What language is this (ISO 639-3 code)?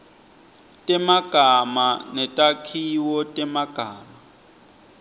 ssw